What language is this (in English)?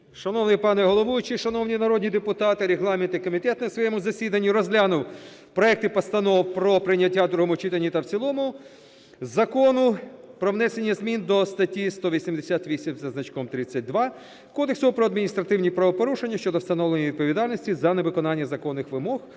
Ukrainian